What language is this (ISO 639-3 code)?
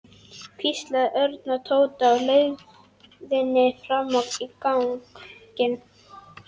isl